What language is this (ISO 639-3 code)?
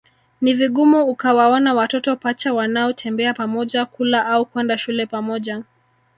swa